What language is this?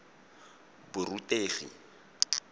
Tswana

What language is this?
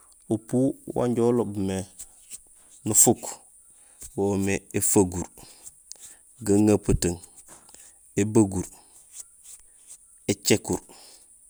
Gusilay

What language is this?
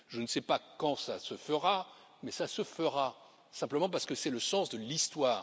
French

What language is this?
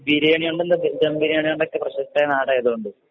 Malayalam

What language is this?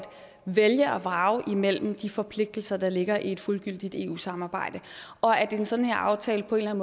Danish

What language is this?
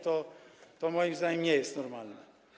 Polish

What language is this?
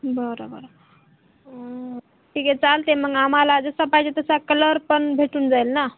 Marathi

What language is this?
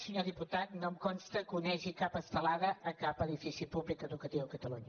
Catalan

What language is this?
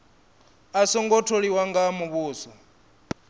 Venda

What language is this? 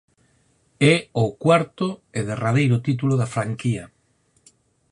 Galician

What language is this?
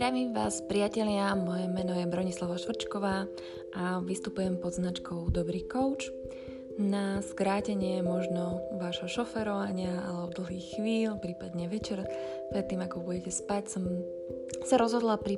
Slovak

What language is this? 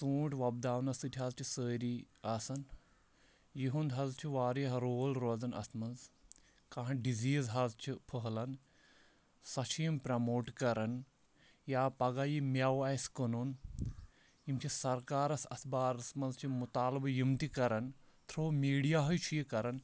Kashmiri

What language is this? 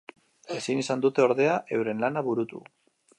Basque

